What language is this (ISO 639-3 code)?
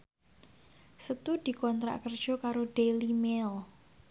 jav